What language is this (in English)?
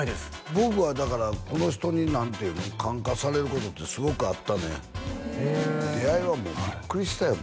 Japanese